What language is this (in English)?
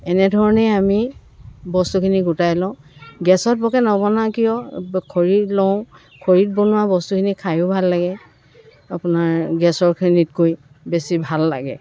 Assamese